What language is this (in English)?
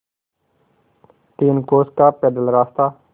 Hindi